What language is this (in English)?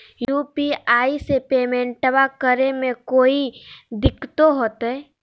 Magahi